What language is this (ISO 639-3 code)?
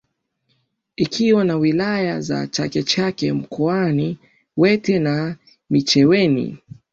swa